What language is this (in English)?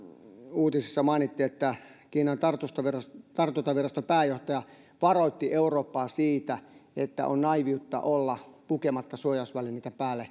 Finnish